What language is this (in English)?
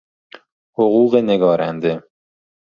Persian